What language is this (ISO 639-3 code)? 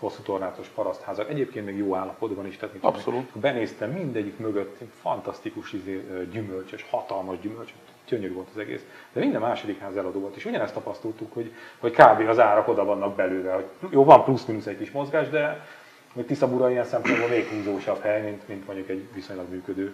hun